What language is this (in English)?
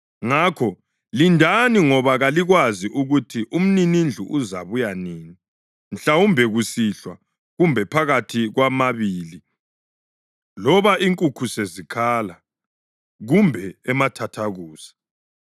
North Ndebele